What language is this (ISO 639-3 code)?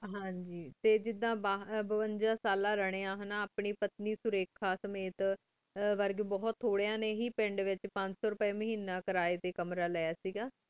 pan